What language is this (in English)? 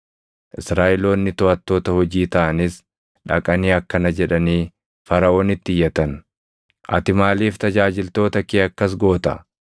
Oromo